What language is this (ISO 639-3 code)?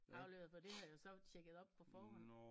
dan